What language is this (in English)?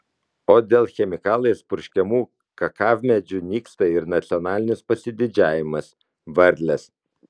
Lithuanian